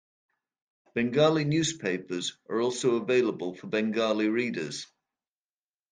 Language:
English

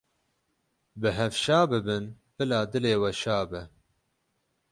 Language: Kurdish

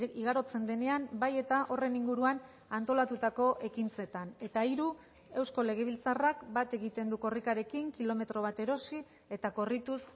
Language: Basque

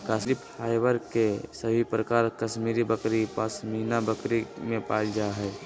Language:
Magahi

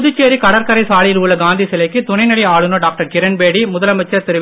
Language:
Tamil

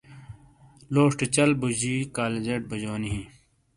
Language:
Shina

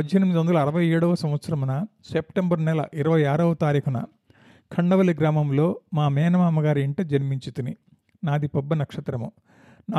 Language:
Telugu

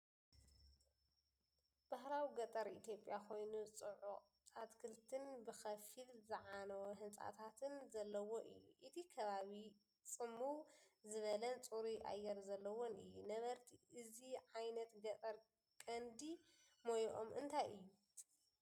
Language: Tigrinya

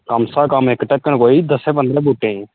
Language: Dogri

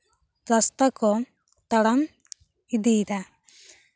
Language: Santali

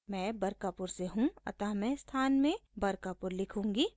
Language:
Hindi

